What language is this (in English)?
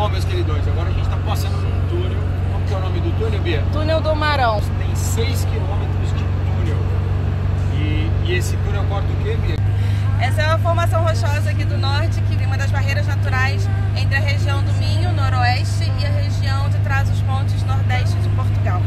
Portuguese